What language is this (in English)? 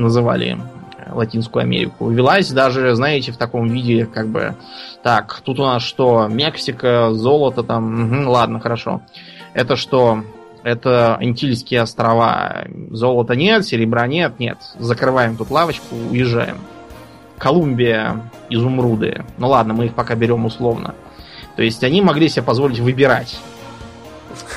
Russian